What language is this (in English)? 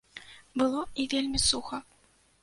Belarusian